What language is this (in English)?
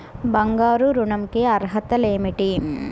Telugu